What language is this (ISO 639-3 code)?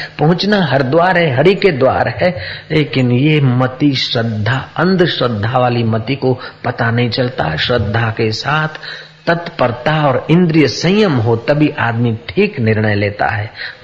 hin